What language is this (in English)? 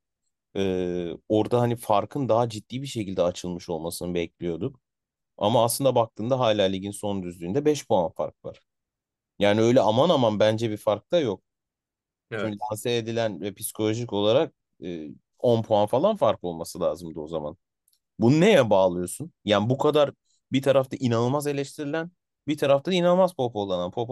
Turkish